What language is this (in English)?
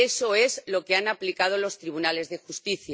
Spanish